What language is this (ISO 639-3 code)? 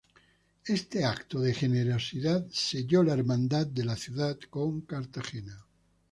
spa